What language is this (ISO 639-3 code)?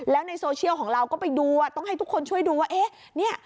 tha